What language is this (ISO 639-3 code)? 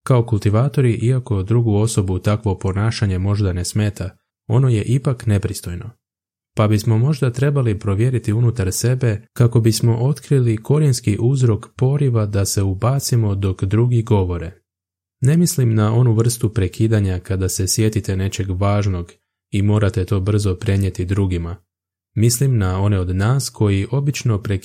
hrv